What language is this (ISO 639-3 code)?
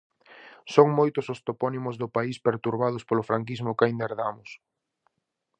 glg